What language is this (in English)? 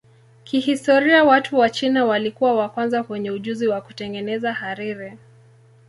Swahili